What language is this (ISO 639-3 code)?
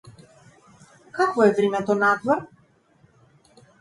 mkd